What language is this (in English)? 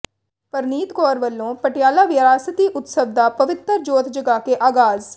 Punjabi